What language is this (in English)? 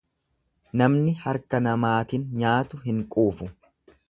Oromo